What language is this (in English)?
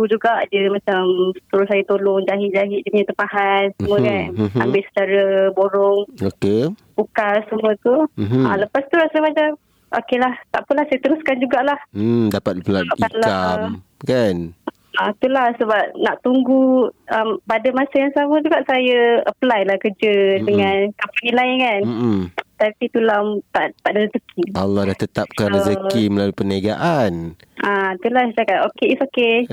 Malay